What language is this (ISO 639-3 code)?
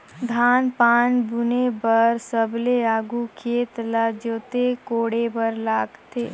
hne